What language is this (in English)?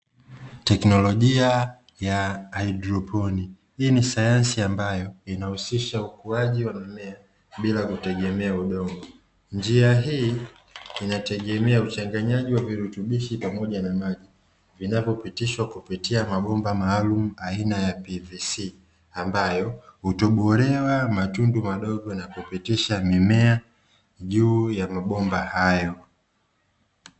Swahili